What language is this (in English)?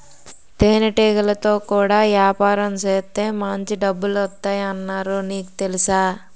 Telugu